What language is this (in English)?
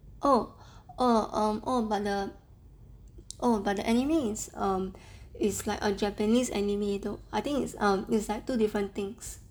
English